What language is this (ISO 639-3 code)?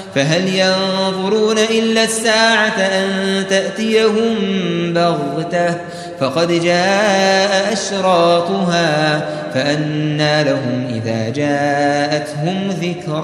ara